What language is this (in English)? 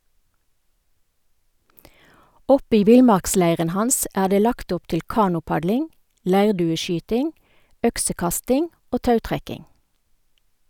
Norwegian